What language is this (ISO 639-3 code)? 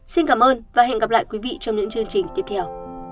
vie